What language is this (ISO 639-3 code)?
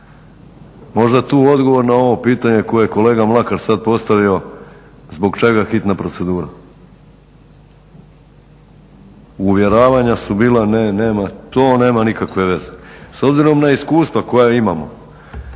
hrv